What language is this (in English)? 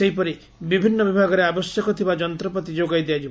Odia